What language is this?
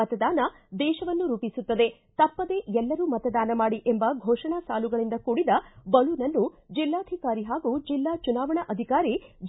Kannada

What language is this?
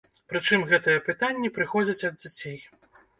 Belarusian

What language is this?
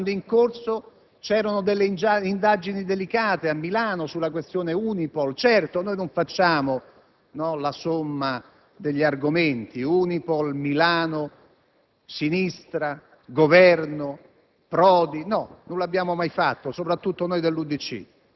Italian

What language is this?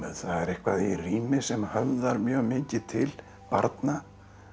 Icelandic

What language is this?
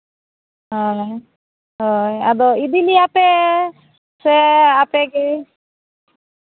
Santali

